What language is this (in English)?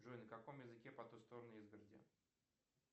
Russian